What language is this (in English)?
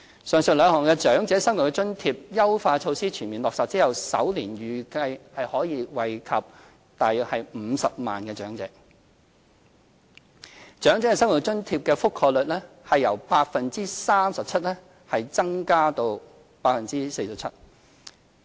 Cantonese